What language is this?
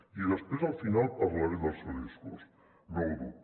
Catalan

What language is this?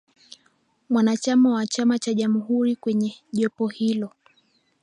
Swahili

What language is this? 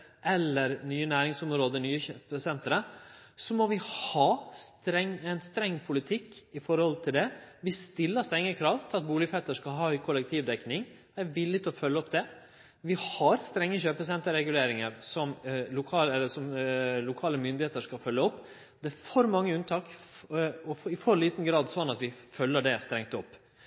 Norwegian Nynorsk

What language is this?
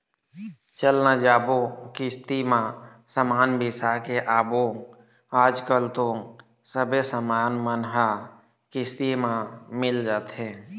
Chhattisgarhi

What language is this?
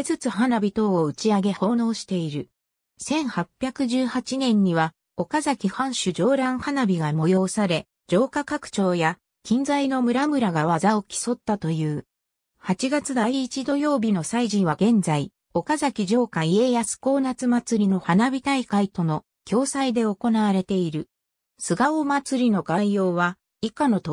Japanese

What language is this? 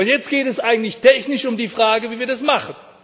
German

